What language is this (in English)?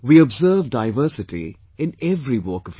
English